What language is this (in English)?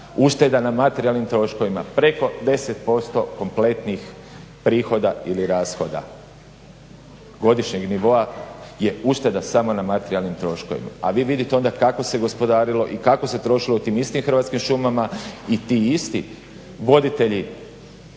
Croatian